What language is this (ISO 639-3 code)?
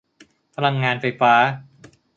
tha